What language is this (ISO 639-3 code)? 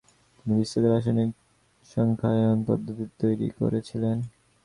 ben